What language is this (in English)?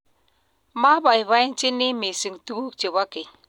Kalenjin